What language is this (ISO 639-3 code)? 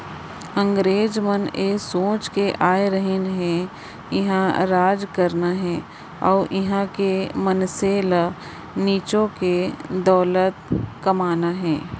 hne